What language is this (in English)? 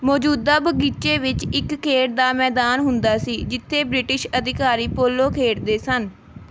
Punjabi